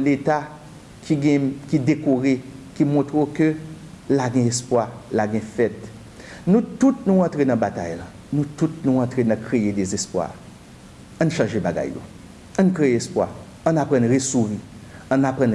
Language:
French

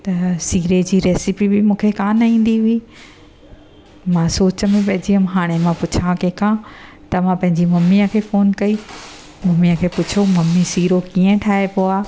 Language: Sindhi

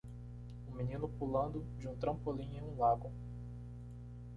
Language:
Portuguese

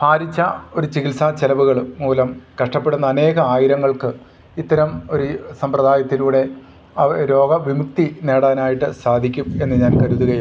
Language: Malayalam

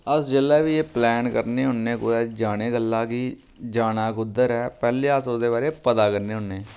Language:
Dogri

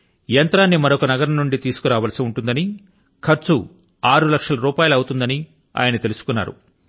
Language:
Telugu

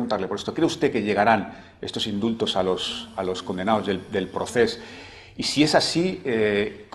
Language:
Spanish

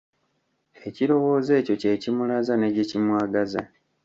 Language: Ganda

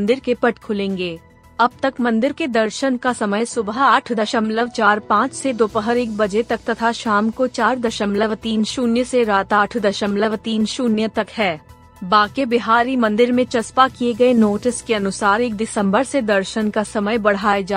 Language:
Hindi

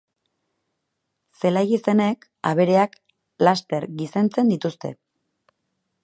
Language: Basque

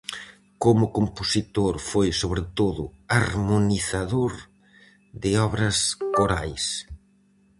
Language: Galician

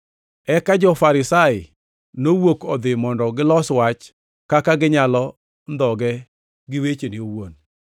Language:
Luo (Kenya and Tanzania)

